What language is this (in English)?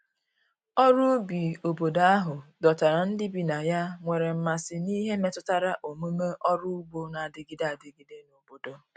Igbo